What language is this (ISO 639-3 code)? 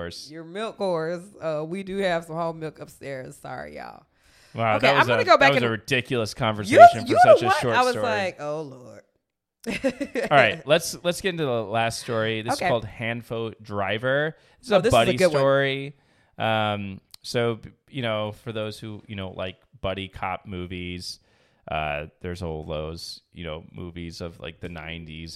eng